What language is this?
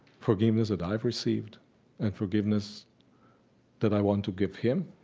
English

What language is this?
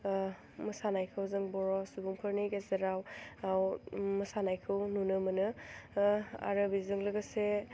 Bodo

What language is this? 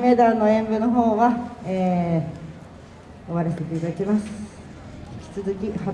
Japanese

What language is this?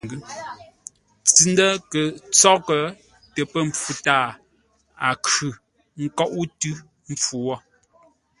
Ngombale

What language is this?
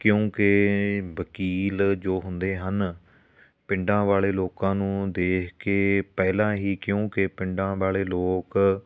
Punjabi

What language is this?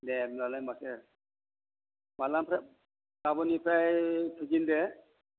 Bodo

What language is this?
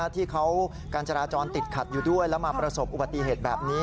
Thai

